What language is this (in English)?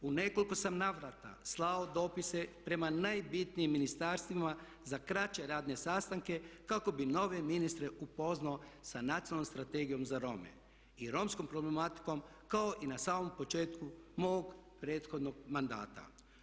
Croatian